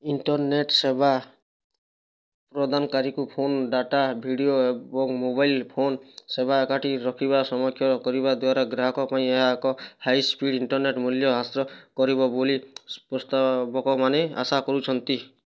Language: Odia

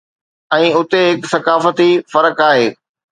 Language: Sindhi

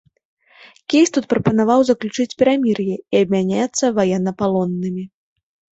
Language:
Belarusian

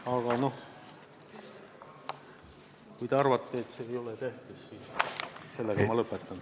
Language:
Estonian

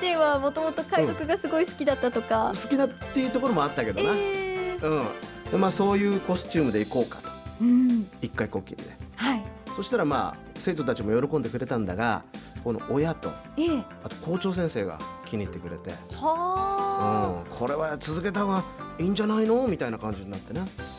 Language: Japanese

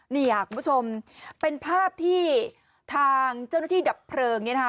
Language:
Thai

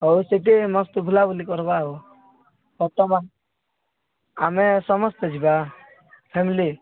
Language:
Odia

